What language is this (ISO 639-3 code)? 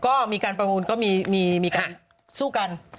tha